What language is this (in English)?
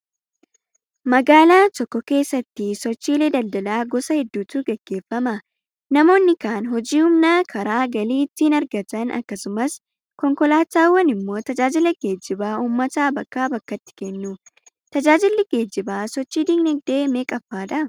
Oromo